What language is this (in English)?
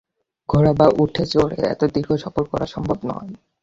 Bangla